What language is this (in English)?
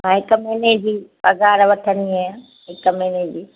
Sindhi